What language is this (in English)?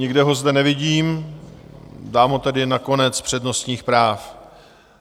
Czech